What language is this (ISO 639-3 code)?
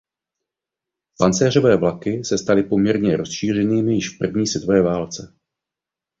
ces